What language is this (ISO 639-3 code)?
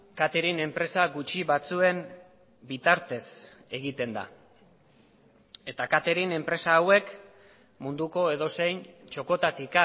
eus